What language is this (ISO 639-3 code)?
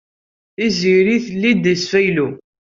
kab